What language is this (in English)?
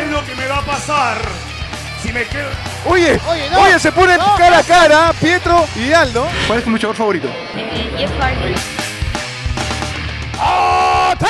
Spanish